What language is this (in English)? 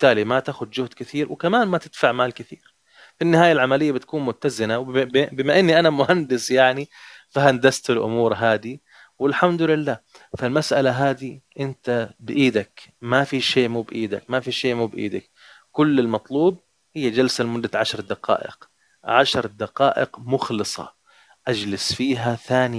Arabic